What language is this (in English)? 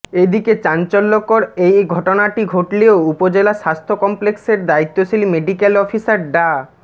Bangla